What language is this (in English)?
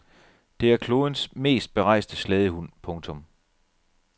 Danish